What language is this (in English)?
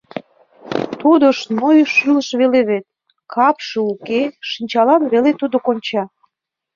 Mari